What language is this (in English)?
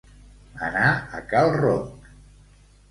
Catalan